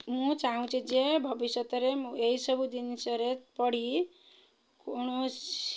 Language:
Odia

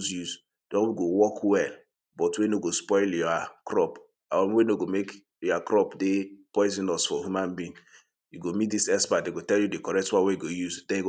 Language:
Nigerian Pidgin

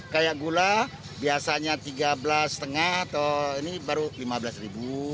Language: Indonesian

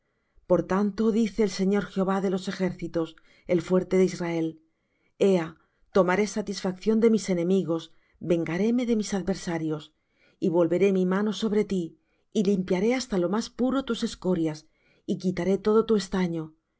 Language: Spanish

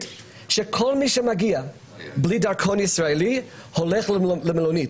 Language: Hebrew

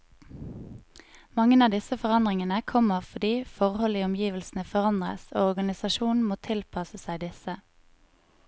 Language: Norwegian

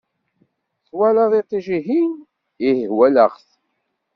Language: Kabyle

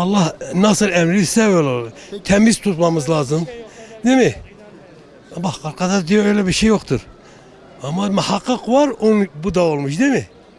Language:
Turkish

